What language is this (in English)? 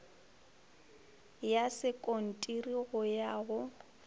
Northern Sotho